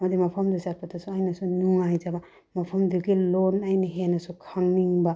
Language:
Manipuri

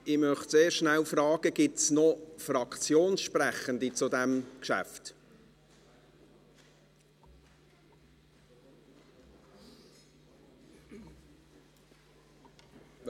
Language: Swiss German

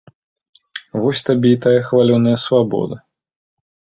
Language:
Belarusian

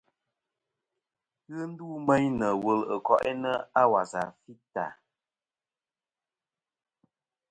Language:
Kom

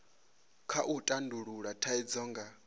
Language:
Venda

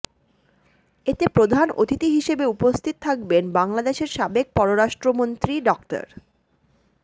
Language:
Bangla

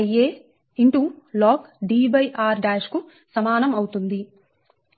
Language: Telugu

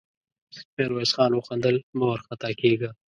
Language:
Pashto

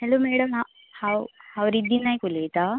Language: Konkani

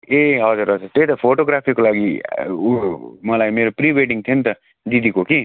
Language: Nepali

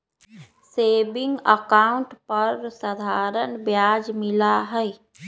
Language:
Magahi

